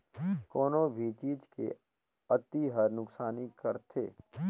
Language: Chhattisgarhi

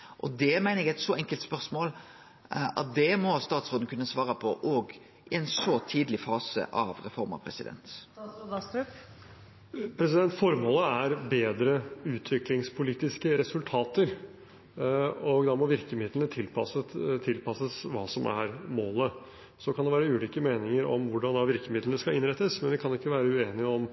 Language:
Norwegian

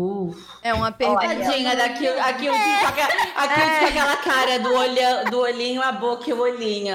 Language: Portuguese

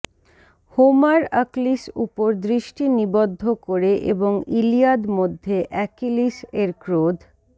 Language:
Bangla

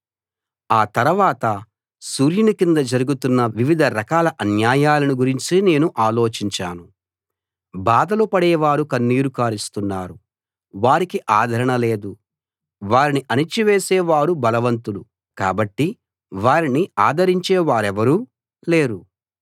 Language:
Telugu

